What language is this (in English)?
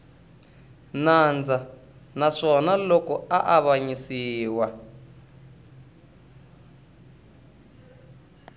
Tsonga